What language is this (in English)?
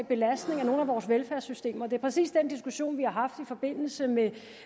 Danish